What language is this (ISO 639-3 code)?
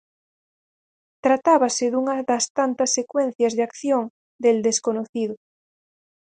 glg